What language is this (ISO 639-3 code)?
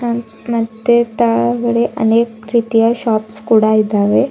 kan